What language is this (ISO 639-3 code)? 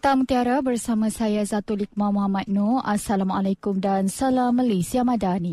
msa